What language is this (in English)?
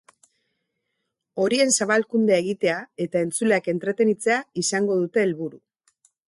Basque